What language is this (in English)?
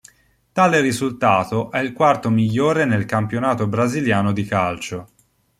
Italian